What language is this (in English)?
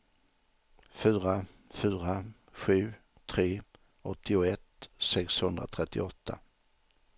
Swedish